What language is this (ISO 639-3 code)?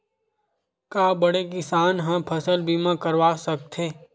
hne